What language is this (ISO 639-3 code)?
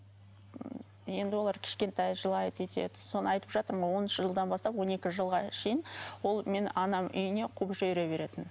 kaz